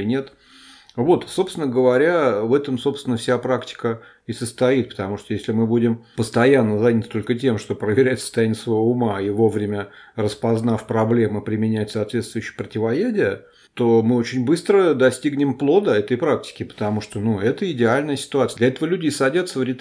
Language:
Russian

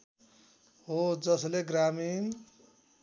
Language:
Nepali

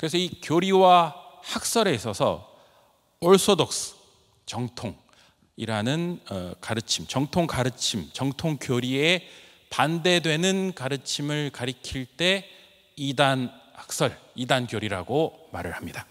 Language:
Korean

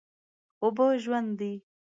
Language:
Pashto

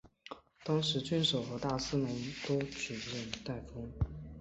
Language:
Chinese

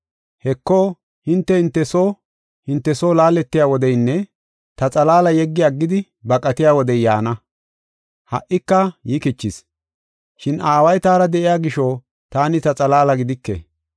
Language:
Gofa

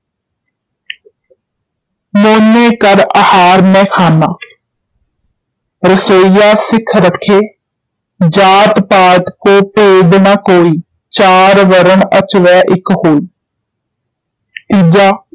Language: Punjabi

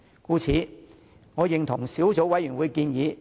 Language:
Cantonese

